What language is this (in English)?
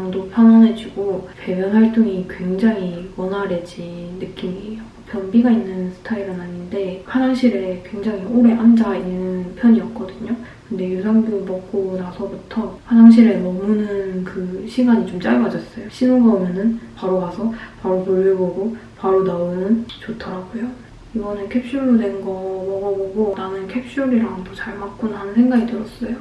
Korean